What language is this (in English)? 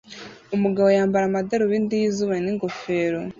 Kinyarwanda